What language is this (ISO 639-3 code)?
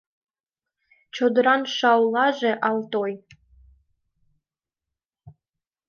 chm